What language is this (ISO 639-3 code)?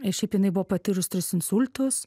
lit